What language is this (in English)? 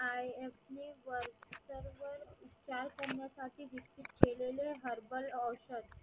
Marathi